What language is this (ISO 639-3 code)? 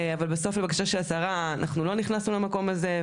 heb